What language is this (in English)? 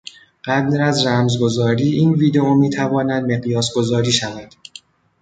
Persian